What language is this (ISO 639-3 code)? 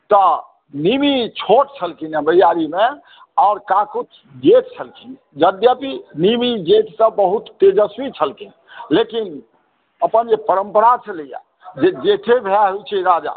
mai